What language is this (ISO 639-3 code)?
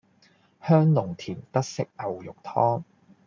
yue